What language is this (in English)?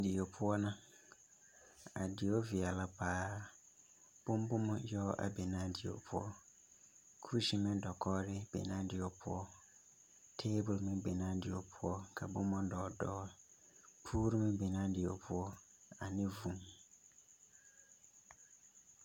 Southern Dagaare